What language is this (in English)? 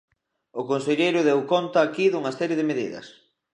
Galician